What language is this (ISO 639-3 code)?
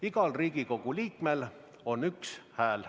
est